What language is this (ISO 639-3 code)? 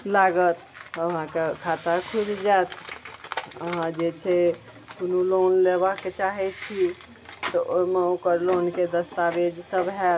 mai